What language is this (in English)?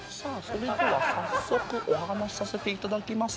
Japanese